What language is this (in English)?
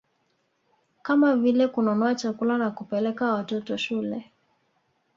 Swahili